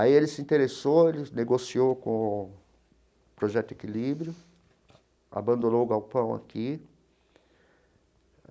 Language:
Portuguese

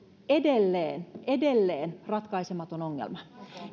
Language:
Finnish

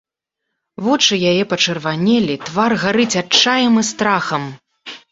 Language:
Belarusian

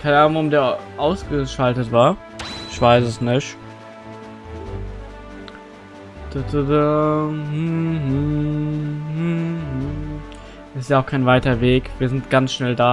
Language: German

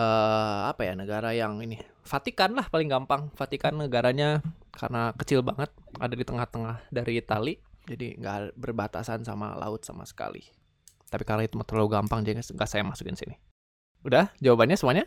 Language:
Indonesian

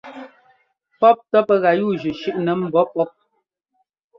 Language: Ngomba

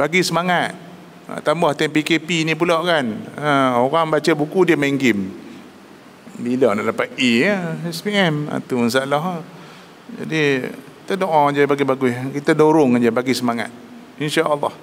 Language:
Malay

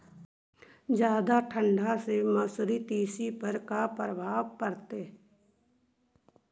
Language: Magahi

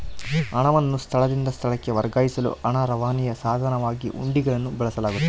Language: Kannada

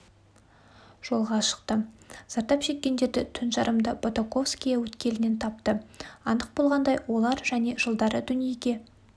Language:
Kazakh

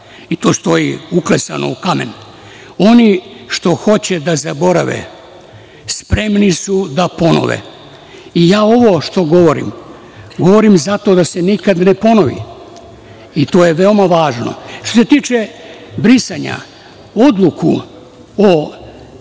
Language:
Serbian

